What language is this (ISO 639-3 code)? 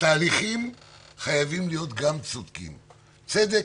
heb